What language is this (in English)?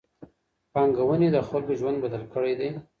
Pashto